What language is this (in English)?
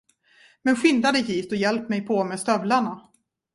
Swedish